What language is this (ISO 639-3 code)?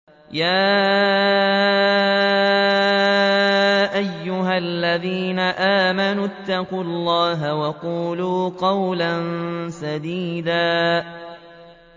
ara